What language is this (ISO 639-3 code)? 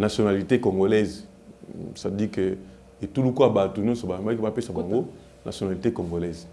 fra